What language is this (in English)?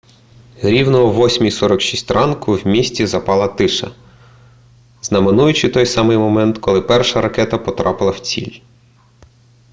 Ukrainian